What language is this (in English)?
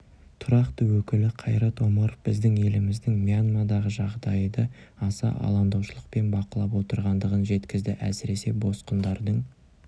Kazakh